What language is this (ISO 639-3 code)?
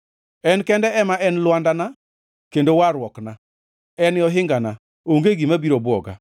luo